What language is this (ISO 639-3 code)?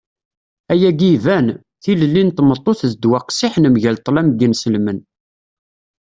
kab